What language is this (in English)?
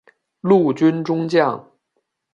Chinese